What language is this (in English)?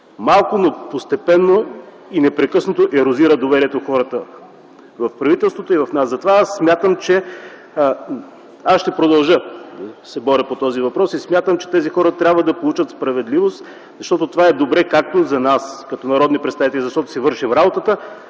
Bulgarian